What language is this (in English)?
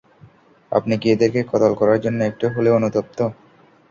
Bangla